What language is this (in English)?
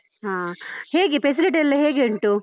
Kannada